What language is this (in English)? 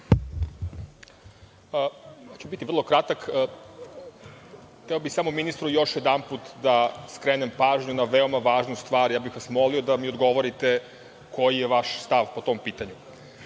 Serbian